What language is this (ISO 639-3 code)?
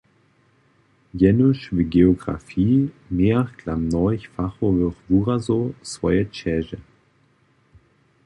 hsb